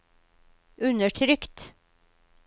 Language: Norwegian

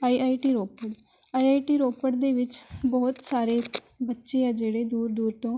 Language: Punjabi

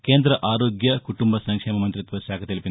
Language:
Telugu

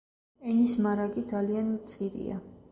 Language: Georgian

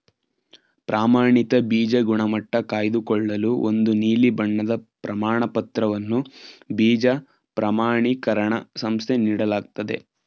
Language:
Kannada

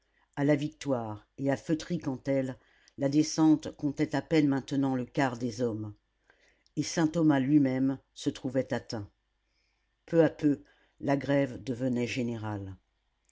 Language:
French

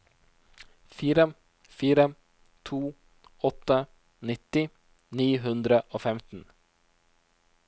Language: Norwegian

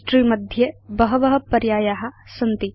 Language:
Sanskrit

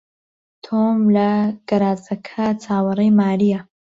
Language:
Central Kurdish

